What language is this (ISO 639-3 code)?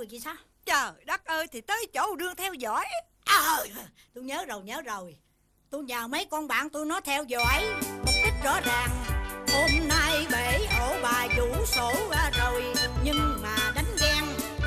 vie